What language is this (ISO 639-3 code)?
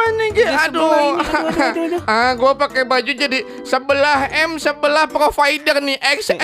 ind